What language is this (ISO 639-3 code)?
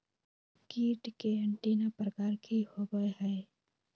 mag